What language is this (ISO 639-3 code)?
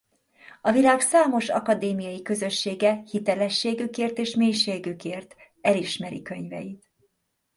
hun